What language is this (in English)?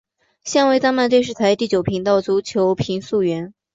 Chinese